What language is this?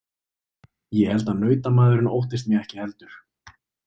Icelandic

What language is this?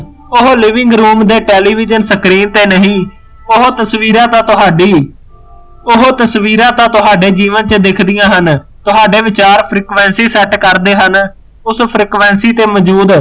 Punjabi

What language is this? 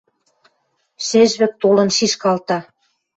Western Mari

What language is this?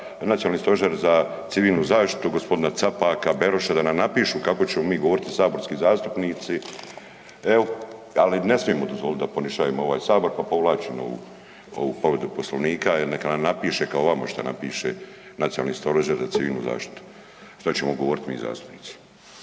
Croatian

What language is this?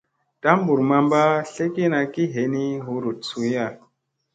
Musey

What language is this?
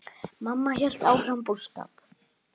Icelandic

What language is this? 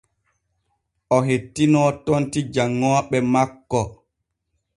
Borgu Fulfulde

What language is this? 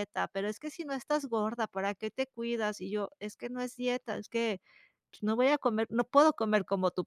Spanish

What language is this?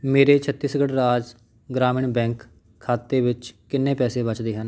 Punjabi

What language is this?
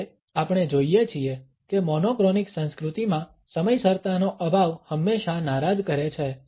Gujarati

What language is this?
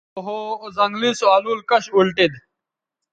Bateri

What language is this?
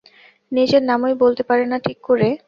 Bangla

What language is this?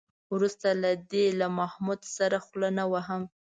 Pashto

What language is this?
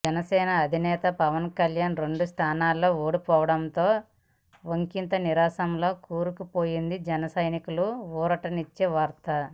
Telugu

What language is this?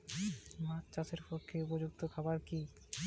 Bangla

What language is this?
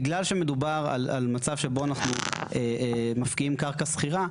Hebrew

